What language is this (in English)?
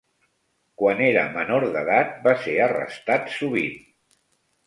Catalan